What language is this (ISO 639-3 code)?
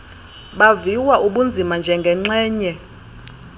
xho